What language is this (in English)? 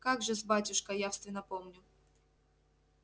Russian